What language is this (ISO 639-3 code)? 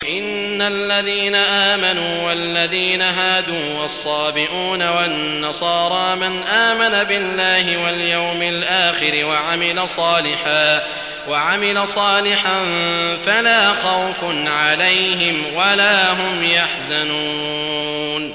ara